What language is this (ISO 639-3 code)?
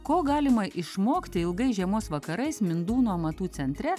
lit